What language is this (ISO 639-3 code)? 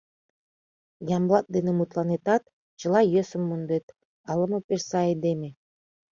chm